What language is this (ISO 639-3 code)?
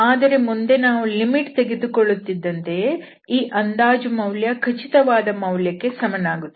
kan